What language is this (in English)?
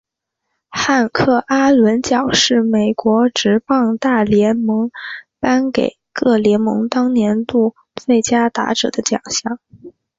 Chinese